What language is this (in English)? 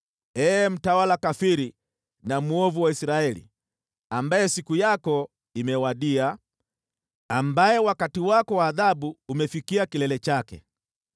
Swahili